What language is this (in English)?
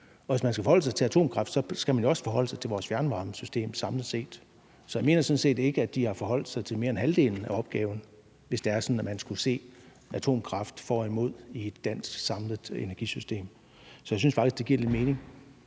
Danish